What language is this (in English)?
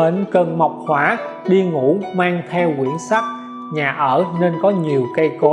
Vietnamese